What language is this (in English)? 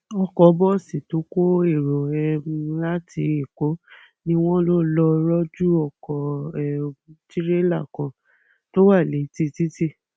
Yoruba